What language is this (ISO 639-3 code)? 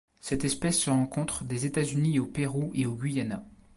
fra